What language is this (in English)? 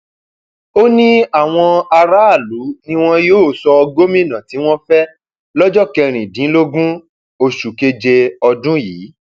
Yoruba